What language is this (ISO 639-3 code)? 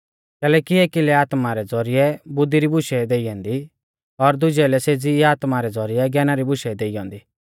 bfz